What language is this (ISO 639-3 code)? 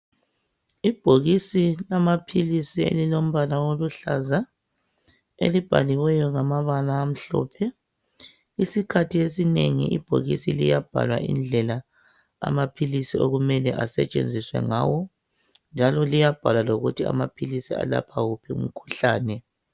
nde